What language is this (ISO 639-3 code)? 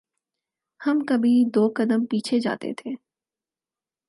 urd